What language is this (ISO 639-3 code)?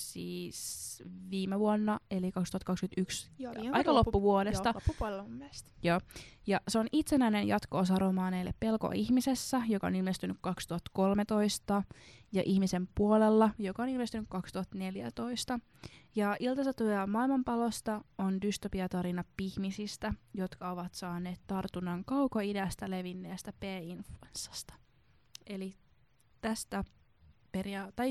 fin